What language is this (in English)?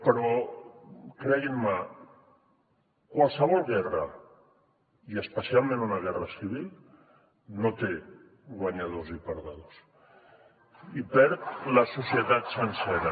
Catalan